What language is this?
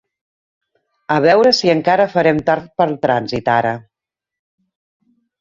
Catalan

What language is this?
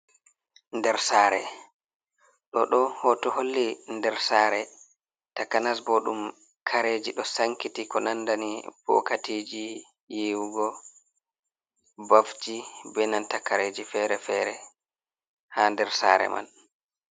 Fula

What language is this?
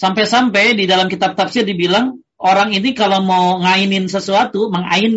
Indonesian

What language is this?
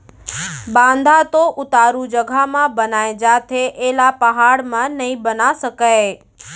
Chhattisgarhi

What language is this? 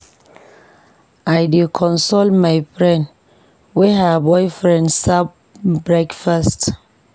Nigerian Pidgin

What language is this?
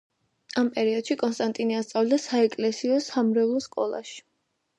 Georgian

